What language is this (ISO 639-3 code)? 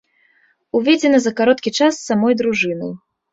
bel